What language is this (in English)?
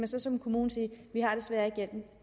Danish